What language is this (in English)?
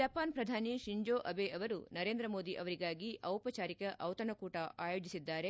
Kannada